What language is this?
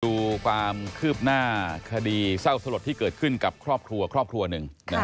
Thai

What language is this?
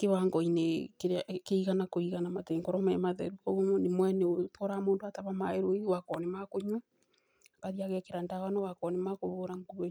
Kikuyu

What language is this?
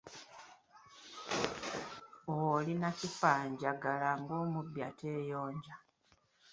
Ganda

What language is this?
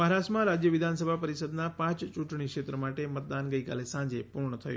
Gujarati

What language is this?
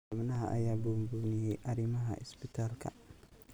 Somali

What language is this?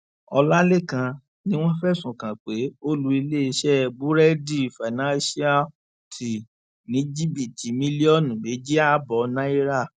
Yoruba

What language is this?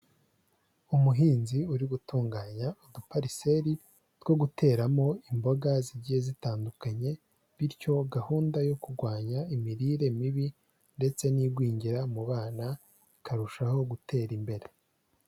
Kinyarwanda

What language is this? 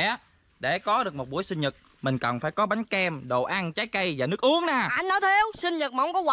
Vietnamese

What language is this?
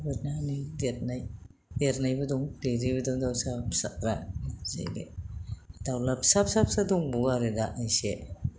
Bodo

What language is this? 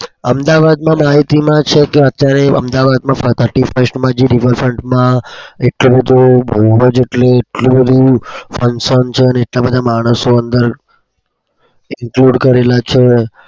Gujarati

